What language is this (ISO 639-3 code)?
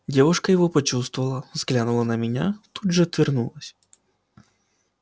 rus